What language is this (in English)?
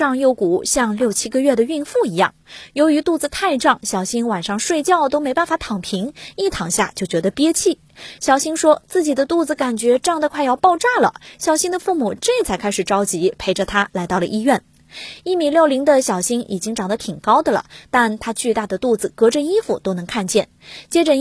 Chinese